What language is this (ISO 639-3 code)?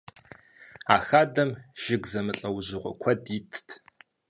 kbd